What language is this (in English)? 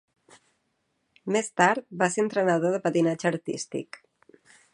Catalan